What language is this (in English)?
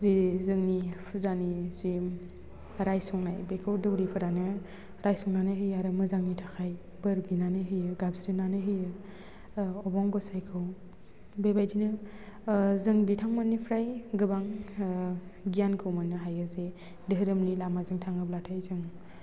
Bodo